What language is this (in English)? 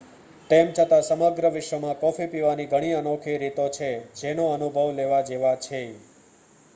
Gujarati